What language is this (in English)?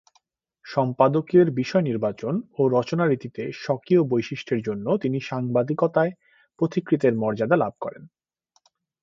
Bangla